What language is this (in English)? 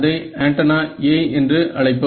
Tamil